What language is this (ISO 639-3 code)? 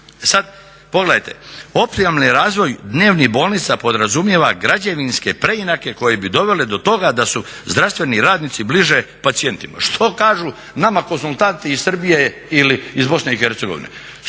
hrv